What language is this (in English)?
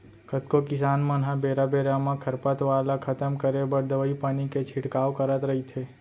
Chhattisgarhi